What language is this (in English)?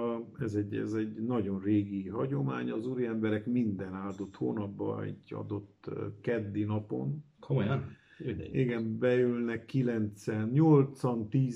Hungarian